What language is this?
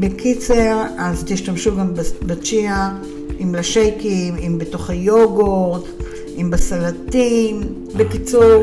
Hebrew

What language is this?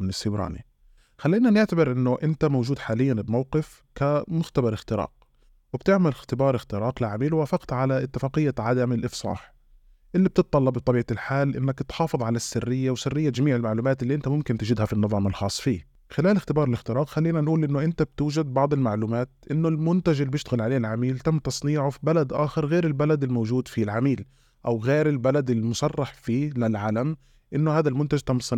Arabic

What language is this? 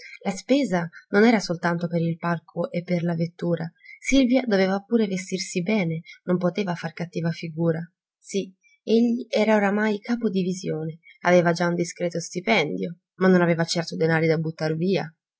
Italian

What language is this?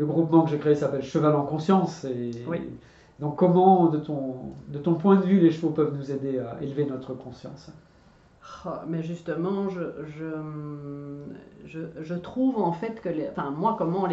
French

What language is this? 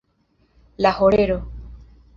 Esperanto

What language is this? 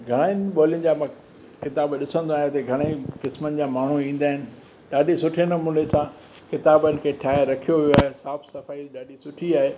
Sindhi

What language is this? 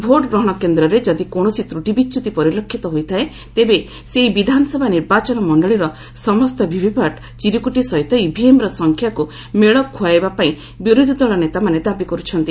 Odia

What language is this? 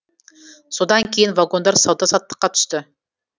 Kazakh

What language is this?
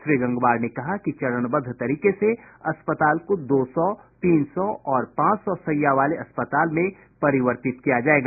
Hindi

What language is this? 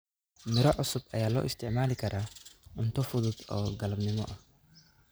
Somali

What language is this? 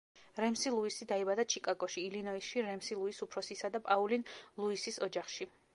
Georgian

